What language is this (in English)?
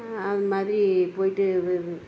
Tamil